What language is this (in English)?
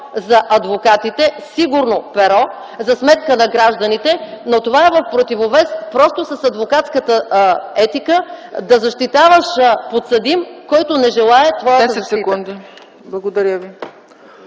Bulgarian